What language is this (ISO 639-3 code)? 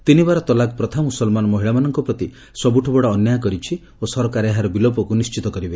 ori